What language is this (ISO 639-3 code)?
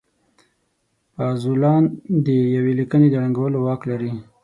pus